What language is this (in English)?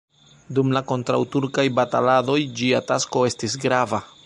Esperanto